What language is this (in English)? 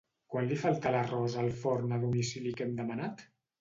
Catalan